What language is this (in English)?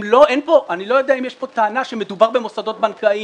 Hebrew